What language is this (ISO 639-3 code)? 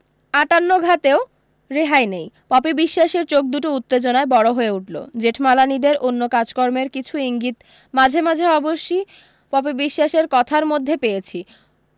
ben